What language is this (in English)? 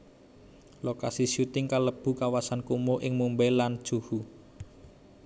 Javanese